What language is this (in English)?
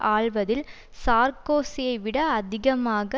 Tamil